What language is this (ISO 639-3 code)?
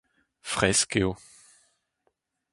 bre